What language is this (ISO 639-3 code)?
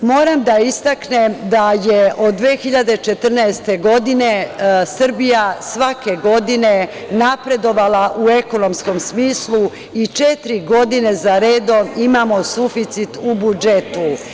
srp